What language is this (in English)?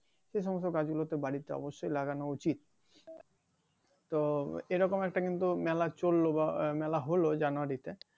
Bangla